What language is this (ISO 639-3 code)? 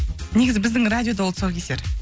kaz